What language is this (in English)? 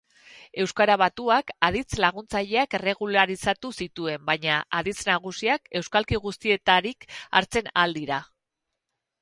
Basque